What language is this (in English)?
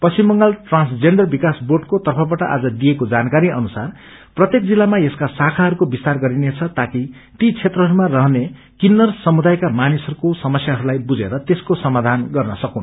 Nepali